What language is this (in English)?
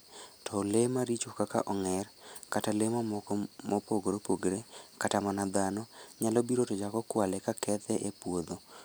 Luo (Kenya and Tanzania)